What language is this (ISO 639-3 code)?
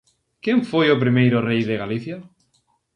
glg